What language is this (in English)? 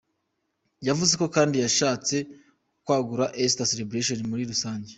Kinyarwanda